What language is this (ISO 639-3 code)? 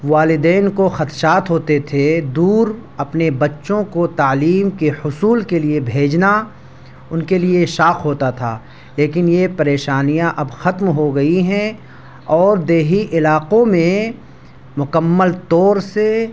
urd